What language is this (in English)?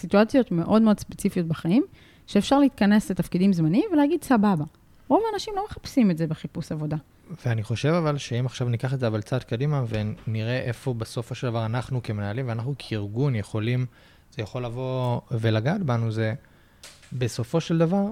Hebrew